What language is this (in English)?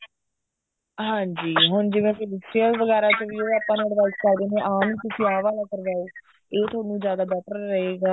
Punjabi